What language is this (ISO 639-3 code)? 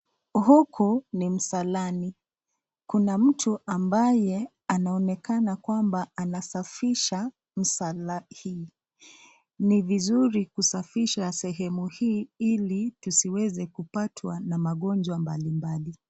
swa